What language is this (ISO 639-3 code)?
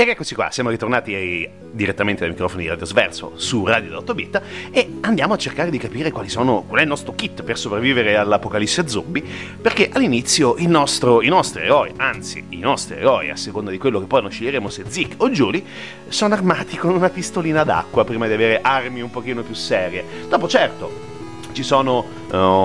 ita